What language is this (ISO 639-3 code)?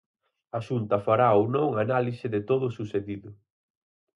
glg